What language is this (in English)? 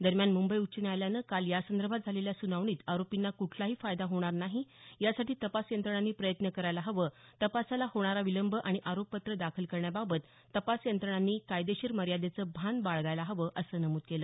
Marathi